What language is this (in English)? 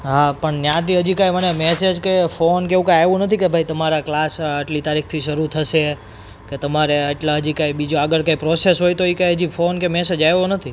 Gujarati